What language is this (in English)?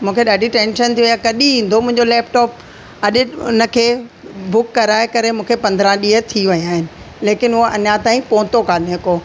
Sindhi